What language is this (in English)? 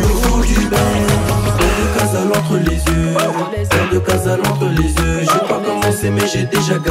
Romanian